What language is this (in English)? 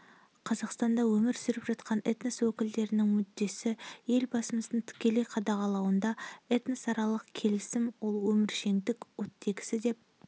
Kazakh